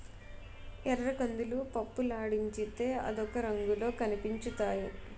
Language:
Telugu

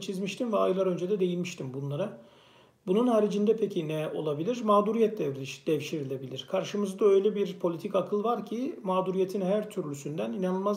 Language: Turkish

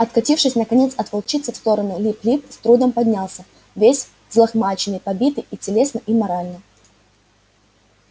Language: Russian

